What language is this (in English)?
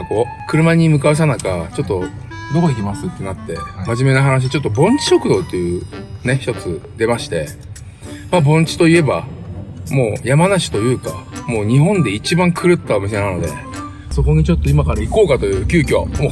Japanese